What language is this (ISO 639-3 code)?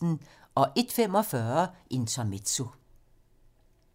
dan